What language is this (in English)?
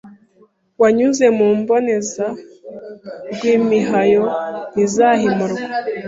Kinyarwanda